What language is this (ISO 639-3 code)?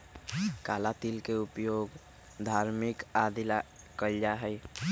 mag